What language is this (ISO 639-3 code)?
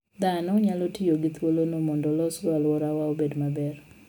luo